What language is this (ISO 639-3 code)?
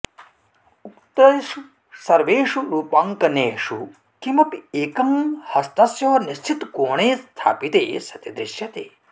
san